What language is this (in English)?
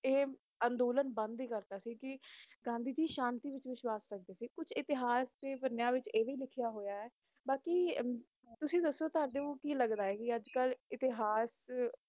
Punjabi